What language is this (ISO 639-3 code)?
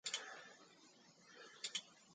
eng